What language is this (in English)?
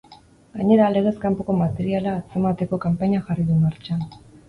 Basque